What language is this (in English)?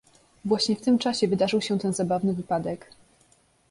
Polish